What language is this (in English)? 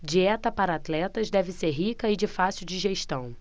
Portuguese